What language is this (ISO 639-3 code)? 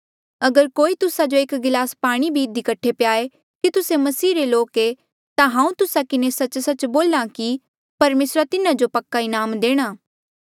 mjl